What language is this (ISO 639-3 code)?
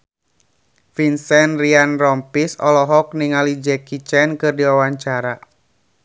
sun